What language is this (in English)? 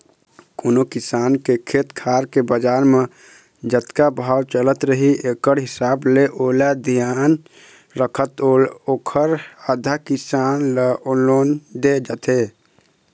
Chhattisgarhi